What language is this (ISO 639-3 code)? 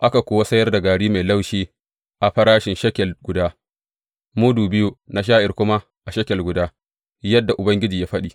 hau